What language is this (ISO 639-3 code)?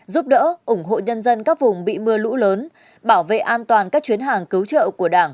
vie